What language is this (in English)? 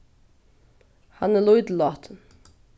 Faroese